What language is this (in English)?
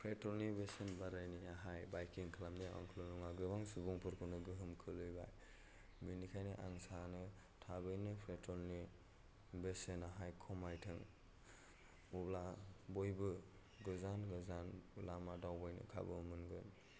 Bodo